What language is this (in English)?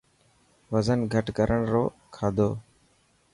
Dhatki